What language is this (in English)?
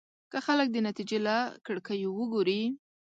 Pashto